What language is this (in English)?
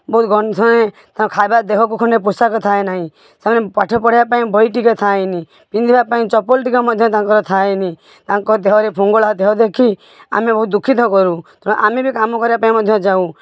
Odia